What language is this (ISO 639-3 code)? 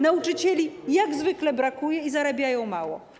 pol